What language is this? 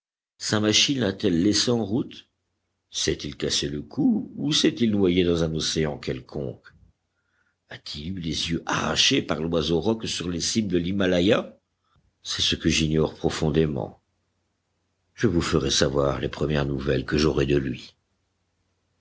French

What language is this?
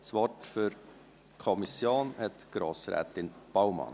Swiss German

